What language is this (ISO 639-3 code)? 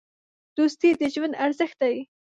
pus